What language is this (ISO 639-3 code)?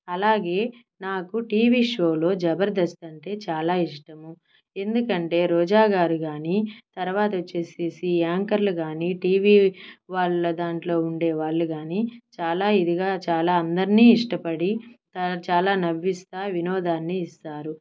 tel